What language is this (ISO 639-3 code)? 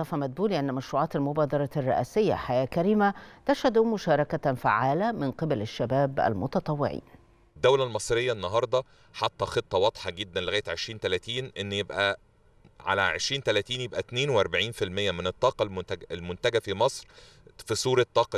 ara